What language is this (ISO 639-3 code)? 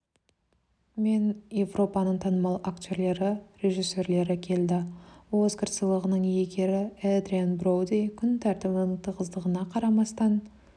kaz